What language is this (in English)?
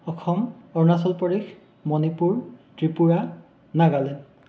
Assamese